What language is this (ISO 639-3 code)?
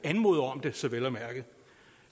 dan